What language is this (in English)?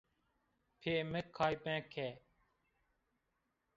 Zaza